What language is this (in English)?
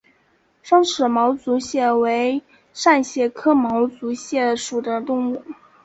Chinese